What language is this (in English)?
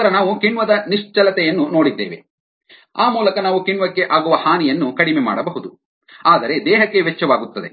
Kannada